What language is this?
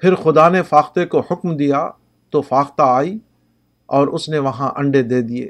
Urdu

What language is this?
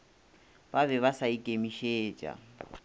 Northern Sotho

